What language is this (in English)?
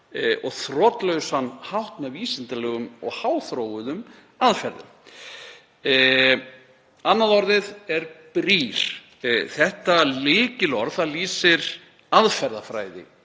Icelandic